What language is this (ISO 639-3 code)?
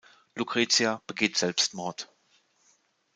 deu